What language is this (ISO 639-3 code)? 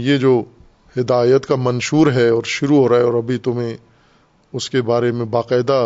urd